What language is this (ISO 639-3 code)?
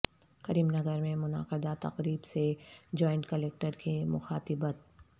urd